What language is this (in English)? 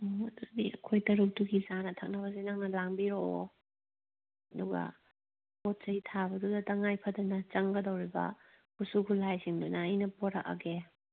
Manipuri